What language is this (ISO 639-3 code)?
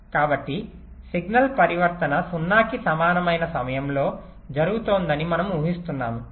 tel